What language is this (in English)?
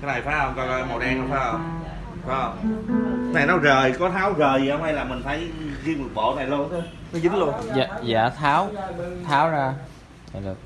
Vietnamese